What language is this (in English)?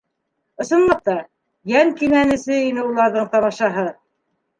Bashkir